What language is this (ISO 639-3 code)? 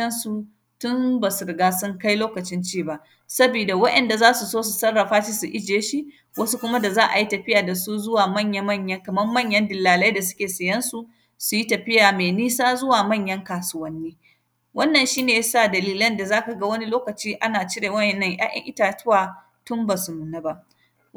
hau